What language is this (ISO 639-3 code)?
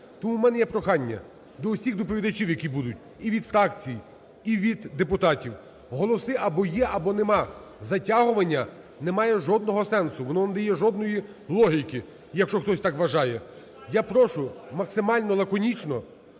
ukr